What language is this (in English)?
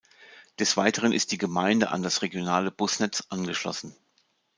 German